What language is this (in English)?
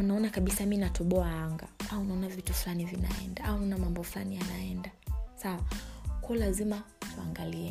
Swahili